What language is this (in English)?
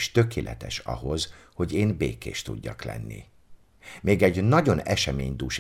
Hungarian